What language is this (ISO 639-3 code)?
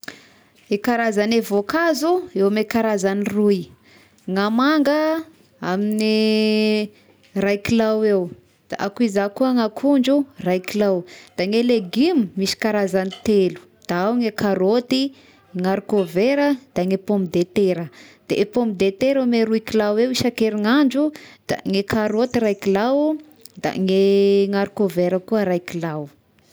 tkg